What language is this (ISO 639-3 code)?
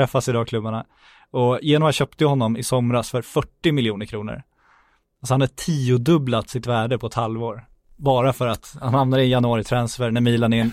swe